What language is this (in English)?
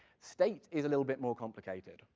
English